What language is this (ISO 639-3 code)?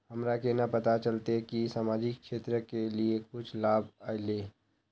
mag